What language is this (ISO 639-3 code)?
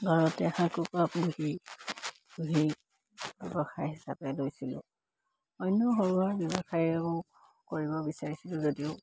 asm